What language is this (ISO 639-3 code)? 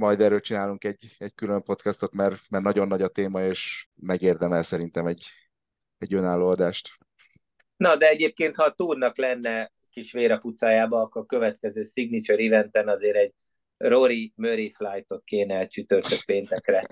hun